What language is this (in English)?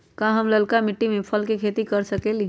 Magahi